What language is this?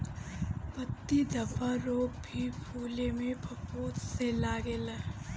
Bhojpuri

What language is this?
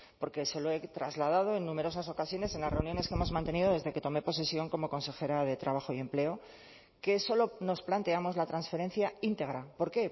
Spanish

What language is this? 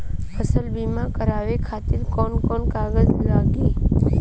Bhojpuri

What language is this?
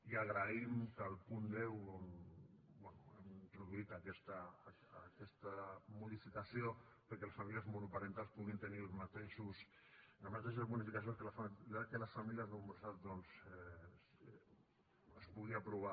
Catalan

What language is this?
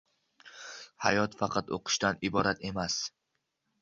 Uzbek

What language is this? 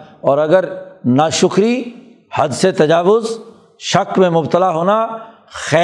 Urdu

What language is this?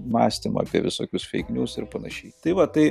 Lithuanian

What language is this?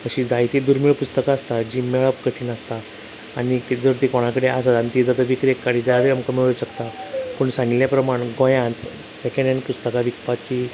Konkani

